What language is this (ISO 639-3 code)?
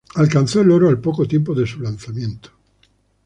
spa